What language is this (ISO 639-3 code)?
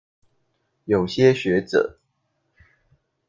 zho